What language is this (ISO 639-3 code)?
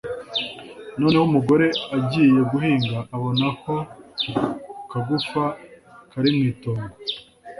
kin